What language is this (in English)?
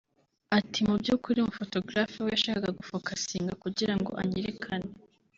Kinyarwanda